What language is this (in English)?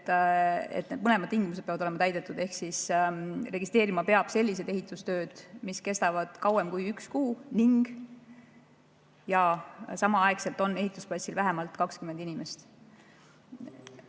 Estonian